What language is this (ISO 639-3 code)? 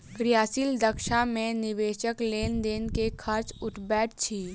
mai